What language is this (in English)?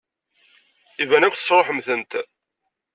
Kabyle